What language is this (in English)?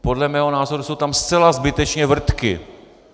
Czech